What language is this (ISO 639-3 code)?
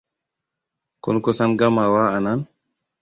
hau